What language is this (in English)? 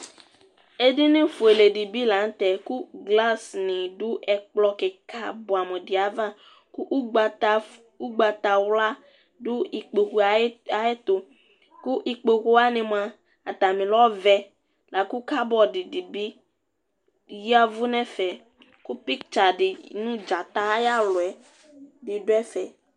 Ikposo